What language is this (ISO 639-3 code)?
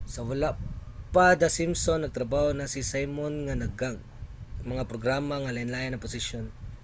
ceb